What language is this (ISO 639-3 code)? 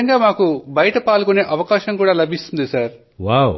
tel